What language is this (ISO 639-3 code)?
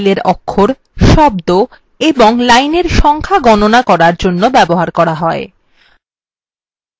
ben